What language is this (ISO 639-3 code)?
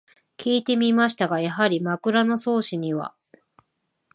jpn